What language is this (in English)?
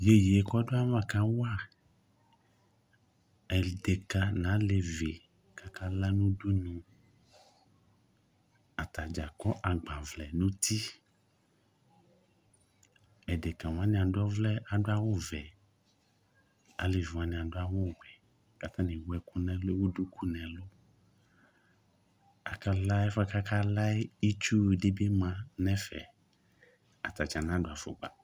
Ikposo